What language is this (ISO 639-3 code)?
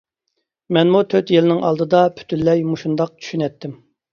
uig